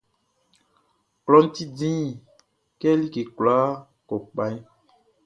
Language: Baoulé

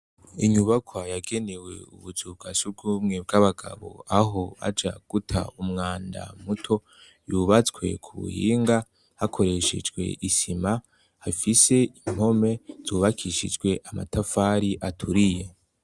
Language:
Rundi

